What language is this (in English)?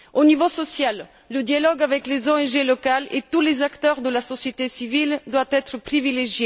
French